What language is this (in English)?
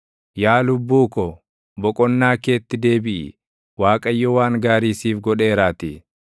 Oromo